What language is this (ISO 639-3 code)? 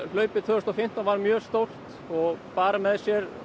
isl